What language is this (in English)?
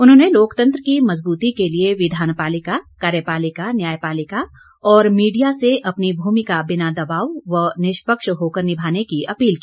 Hindi